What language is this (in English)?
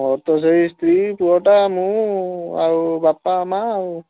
Odia